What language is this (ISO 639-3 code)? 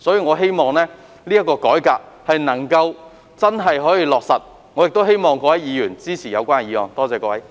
yue